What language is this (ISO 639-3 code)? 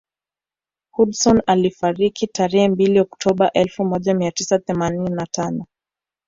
swa